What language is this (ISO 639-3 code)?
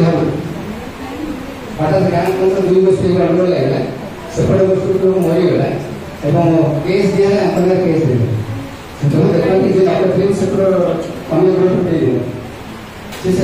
mar